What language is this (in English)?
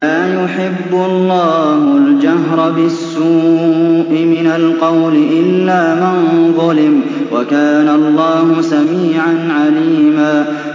Arabic